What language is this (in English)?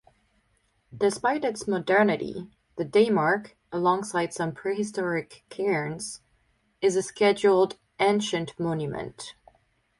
English